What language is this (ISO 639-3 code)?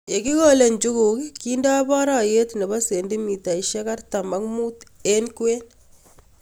kln